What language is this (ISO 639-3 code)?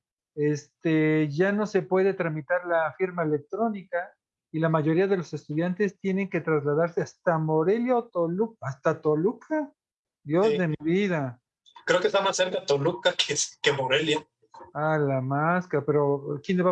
spa